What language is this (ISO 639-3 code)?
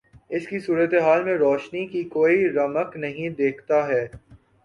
urd